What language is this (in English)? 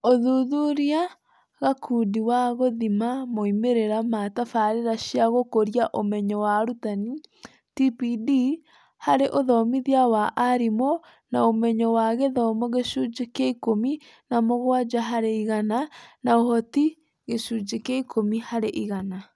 Kikuyu